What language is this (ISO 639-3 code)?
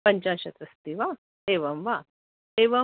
san